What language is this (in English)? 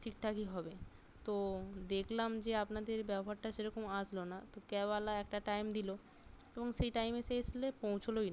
Bangla